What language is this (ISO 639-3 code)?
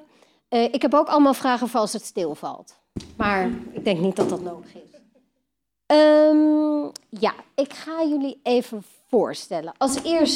nld